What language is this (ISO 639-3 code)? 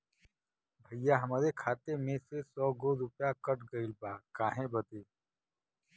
bho